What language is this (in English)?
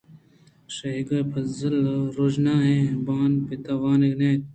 Eastern Balochi